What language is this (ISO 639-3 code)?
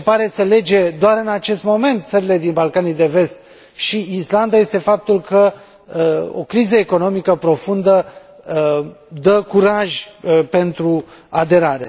ron